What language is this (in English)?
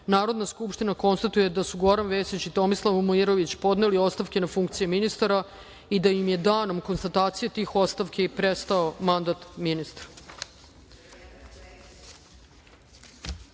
Serbian